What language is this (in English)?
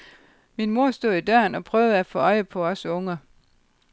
Danish